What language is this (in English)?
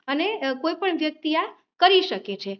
Gujarati